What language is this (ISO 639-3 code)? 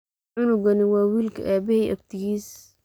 som